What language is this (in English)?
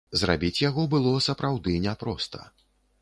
Belarusian